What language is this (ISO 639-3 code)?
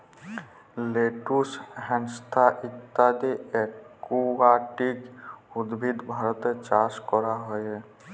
ben